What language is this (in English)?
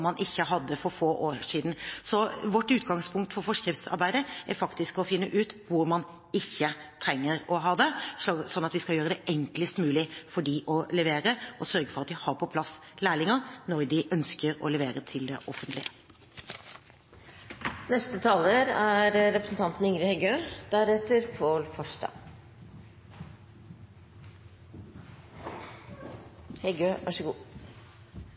Norwegian